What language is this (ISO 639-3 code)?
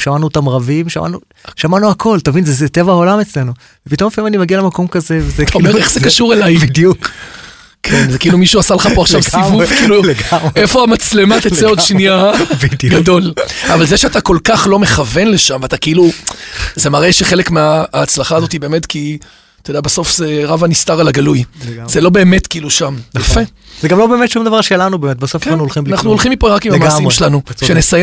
heb